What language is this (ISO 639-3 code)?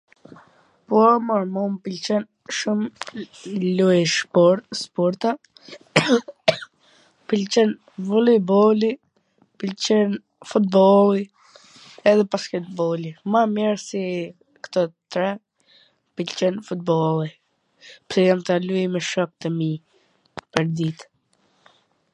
aln